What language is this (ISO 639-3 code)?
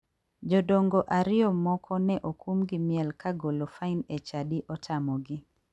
luo